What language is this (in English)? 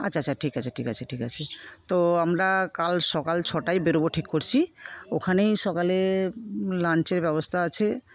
Bangla